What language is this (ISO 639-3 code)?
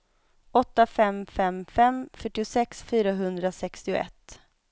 swe